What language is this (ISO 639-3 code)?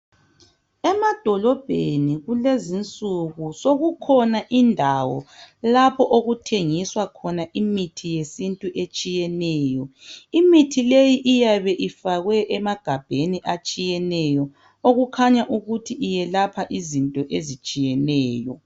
nde